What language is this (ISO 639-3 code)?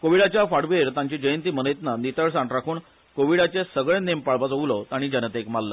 kok